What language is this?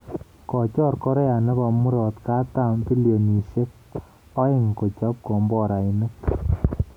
Kalenjin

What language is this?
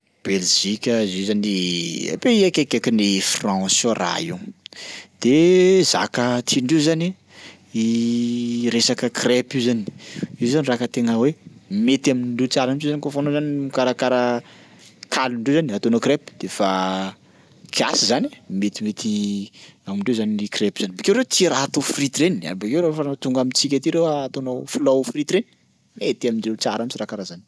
Sakalava Malagasy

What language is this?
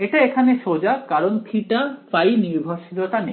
Bangla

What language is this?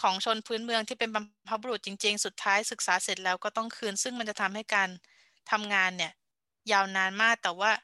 Thai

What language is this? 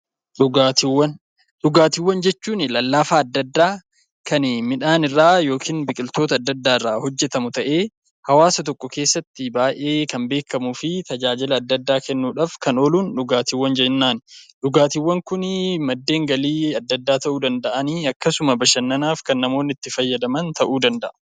Oromo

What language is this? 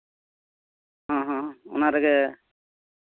Santali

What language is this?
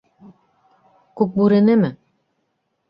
Bashkir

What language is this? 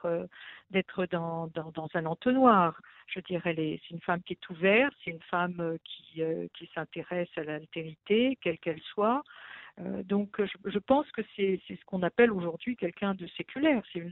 French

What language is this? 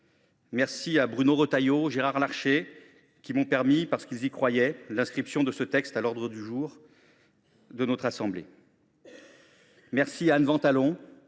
French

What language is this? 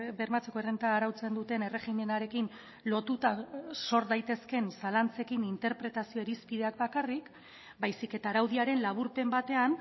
Basque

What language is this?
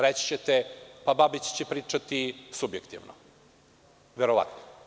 Serbian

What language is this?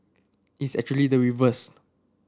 English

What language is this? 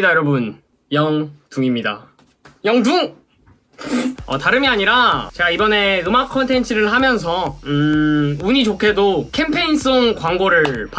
Korean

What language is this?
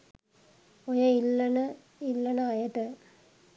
Sinhala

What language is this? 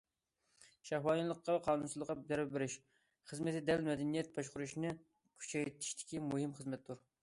Uyghur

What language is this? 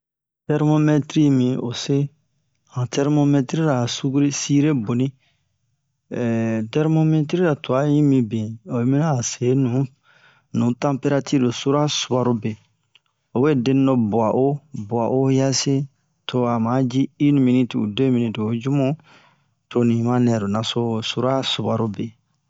Bomu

